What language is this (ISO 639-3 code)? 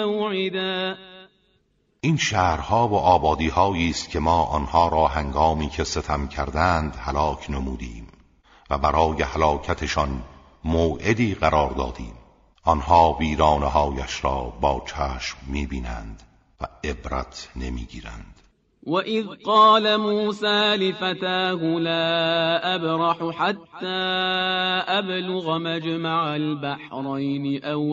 fas